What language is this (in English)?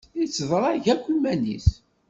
Kabyle